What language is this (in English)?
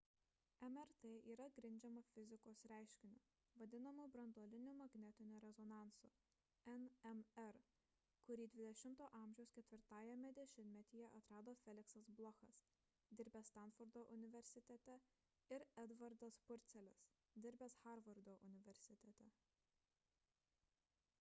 Lithuanian